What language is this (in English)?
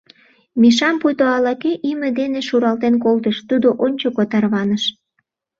Mari